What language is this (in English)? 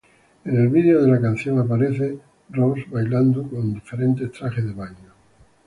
Spanish